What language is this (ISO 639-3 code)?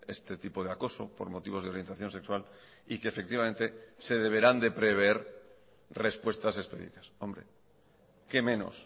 spa